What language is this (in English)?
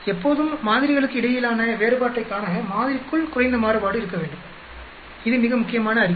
Tamil